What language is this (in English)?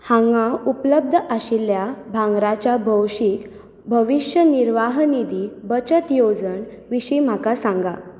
Konkani